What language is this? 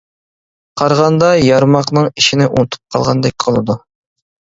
Uyghur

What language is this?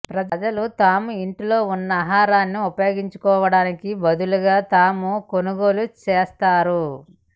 Telugu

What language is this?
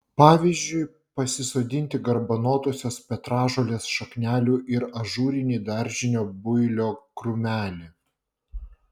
Lithuanian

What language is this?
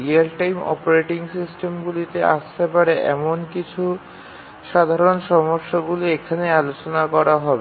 Bangla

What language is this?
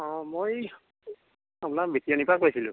Assamese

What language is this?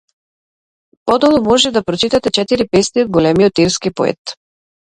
Macedonian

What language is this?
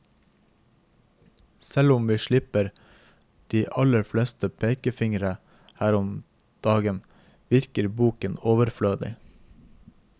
Norwegian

